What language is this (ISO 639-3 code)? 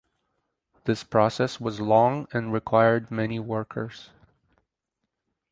eng